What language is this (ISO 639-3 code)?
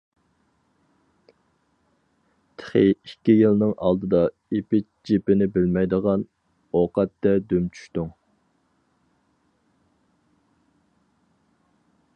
uig